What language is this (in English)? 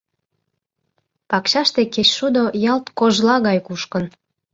Mari